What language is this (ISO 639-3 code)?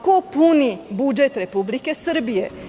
srp